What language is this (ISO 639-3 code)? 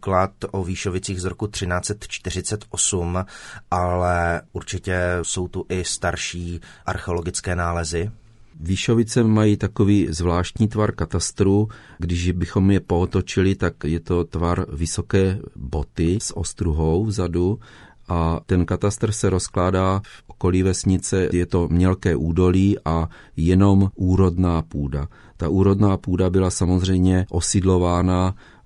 ces